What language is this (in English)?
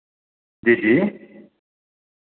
Dogri